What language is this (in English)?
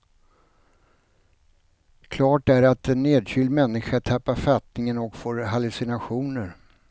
Swedish